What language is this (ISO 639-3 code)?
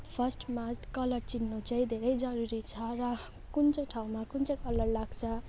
nep